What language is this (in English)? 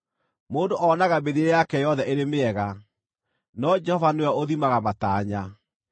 Kikuyu